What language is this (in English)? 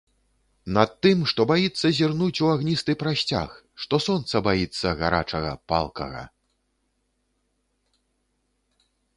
Belarusian